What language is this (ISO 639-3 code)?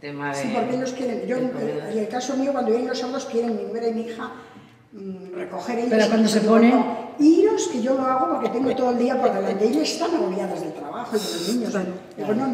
spa